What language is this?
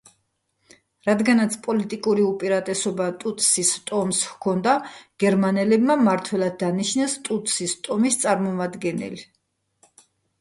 Georgian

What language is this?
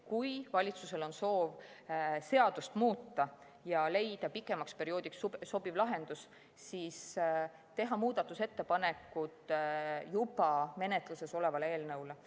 Estonian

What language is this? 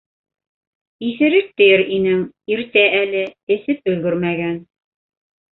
Bashkir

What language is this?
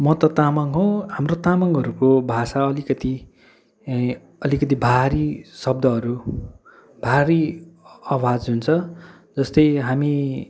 Nepali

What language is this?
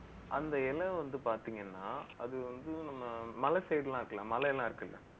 Tamil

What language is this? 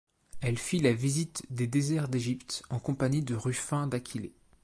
French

